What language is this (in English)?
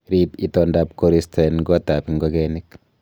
Kalenjin